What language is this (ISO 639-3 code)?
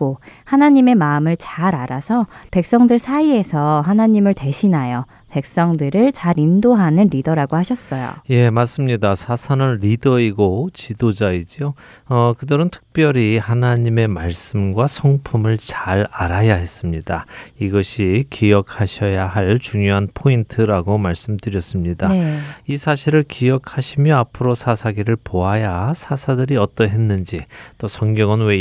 kor